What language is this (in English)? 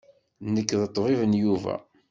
Kabyle